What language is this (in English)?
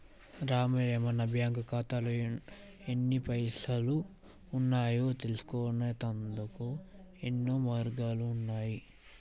Telugu